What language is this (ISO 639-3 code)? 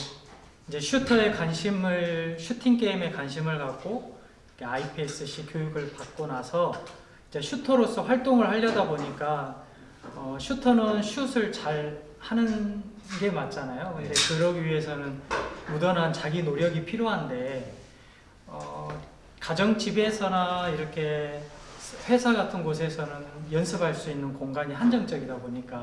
kor